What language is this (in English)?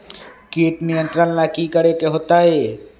Magahi